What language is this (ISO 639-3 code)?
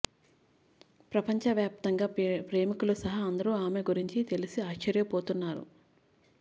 tel